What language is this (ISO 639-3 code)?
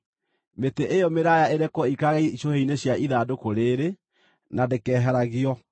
kik